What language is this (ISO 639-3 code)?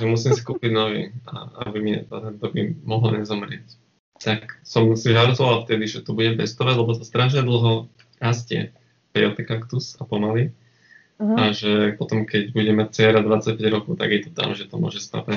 slk